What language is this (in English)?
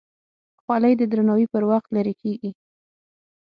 Pashto